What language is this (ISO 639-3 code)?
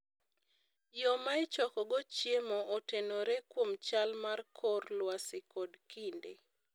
luo